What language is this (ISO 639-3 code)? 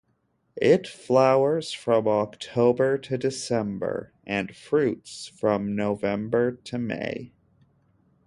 eng